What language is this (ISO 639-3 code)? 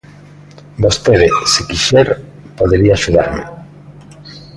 glg